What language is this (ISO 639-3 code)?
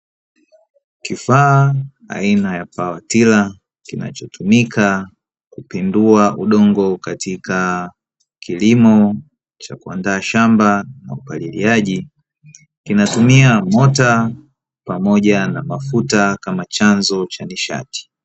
swa